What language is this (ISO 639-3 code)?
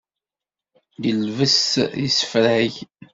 kab